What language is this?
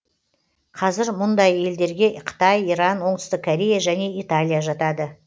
Kazakh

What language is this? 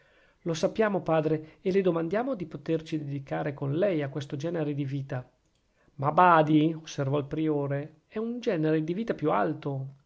Italian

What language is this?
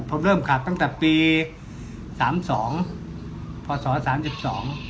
Thai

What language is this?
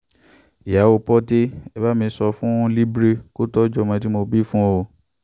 Yoruba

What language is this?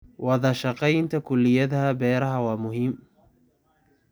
Somali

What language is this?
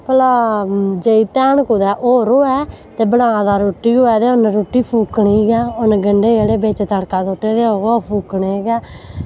Dogri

